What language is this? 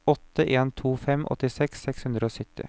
Norwegian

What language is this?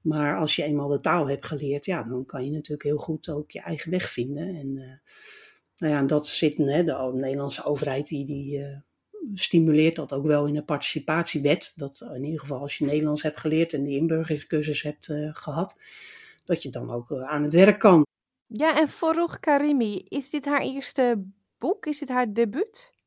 Dutch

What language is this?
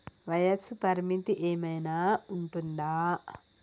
Telugu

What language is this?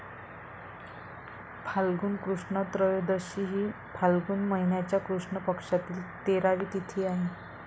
Marathi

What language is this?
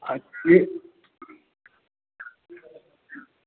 Hindi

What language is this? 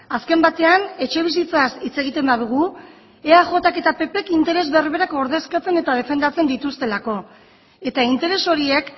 Basque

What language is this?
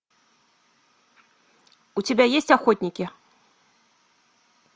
Russian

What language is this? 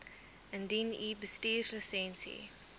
Afrikaans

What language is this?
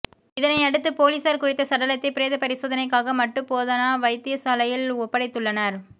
Tamil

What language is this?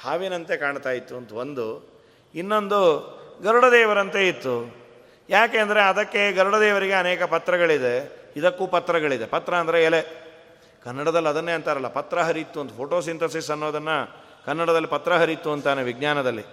Kannada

